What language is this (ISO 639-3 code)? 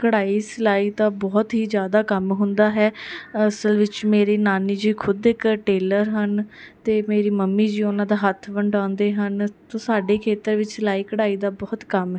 pan